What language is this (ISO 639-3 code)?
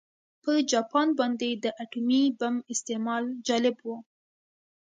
pus